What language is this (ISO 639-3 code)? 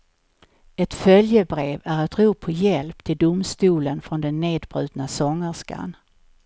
swe